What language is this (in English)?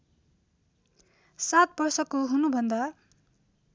Nepali